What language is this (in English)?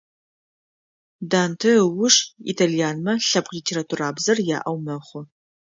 Adyghe